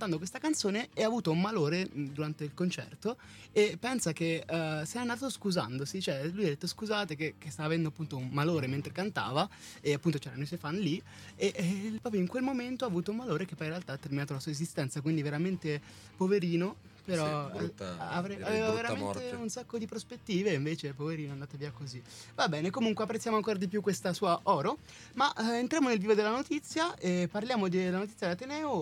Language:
Italian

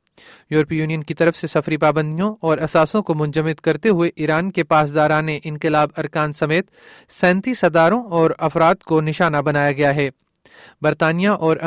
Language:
Urdu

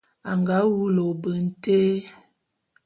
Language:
Bulu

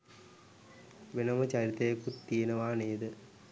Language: Sinhala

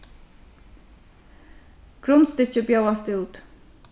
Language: Faroese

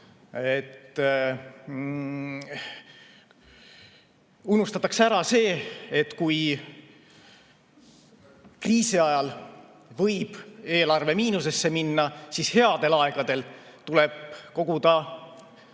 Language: Estonian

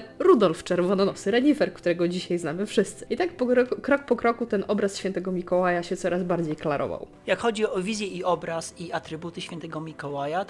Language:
Polish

